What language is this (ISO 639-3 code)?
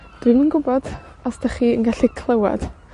cym